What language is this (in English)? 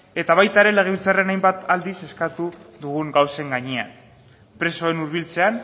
Basque